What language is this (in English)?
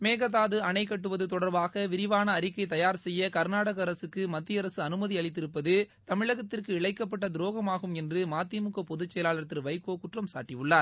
Tamil